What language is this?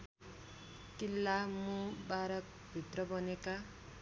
Nepali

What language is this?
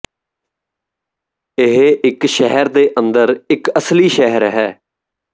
Punjabi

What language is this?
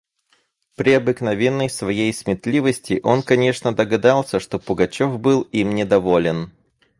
Russian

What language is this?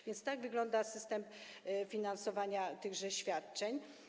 Polish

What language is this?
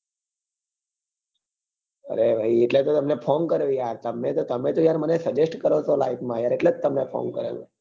Gujarati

